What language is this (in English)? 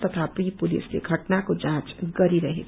Nepali